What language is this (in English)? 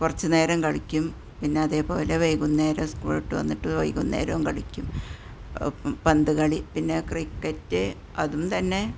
Malayalam